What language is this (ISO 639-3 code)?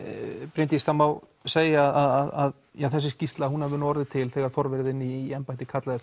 isl